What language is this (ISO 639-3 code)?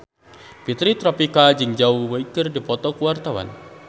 sun